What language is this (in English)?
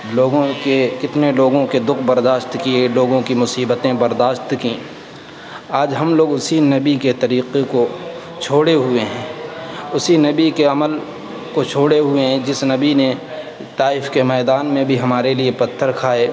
Urdu